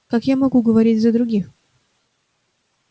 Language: Russian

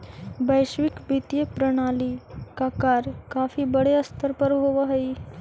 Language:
Magahi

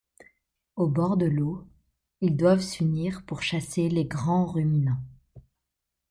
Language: French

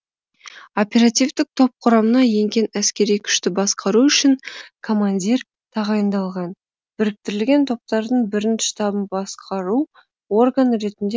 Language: Kazakh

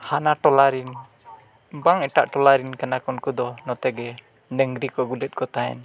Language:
Santali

